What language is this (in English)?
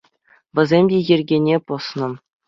Chuvash